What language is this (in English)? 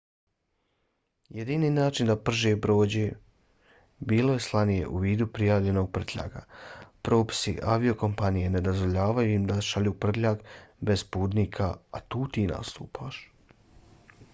Bosnian